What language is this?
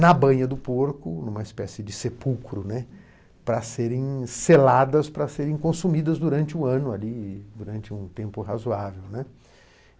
Portuguese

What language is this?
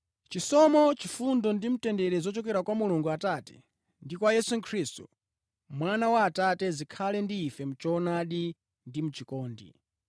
Nyanja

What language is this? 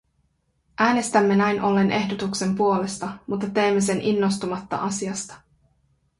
Finnish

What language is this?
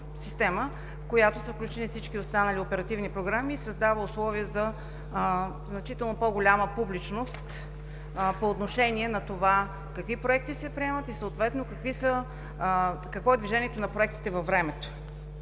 Bulgarian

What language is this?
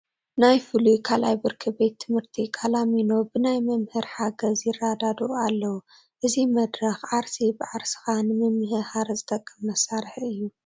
Tigrinya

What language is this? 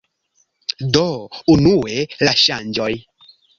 Esperanto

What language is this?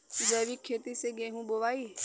Bhojpuri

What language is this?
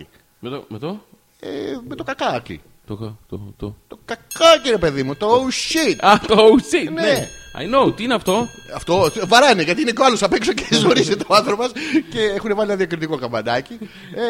Greek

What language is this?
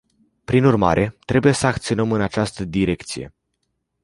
Romanian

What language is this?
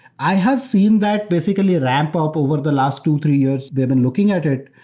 English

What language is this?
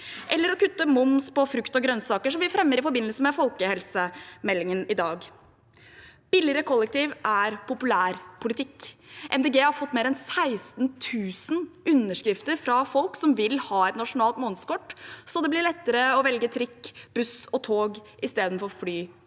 Norwegian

